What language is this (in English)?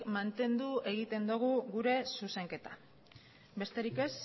Basque